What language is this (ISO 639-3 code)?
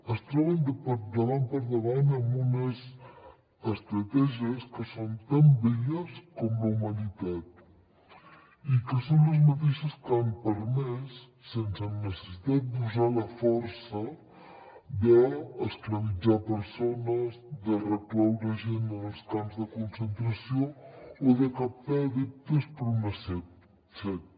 cat